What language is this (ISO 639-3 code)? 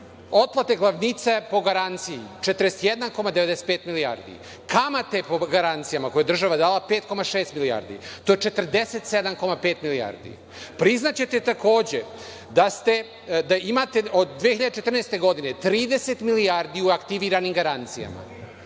srp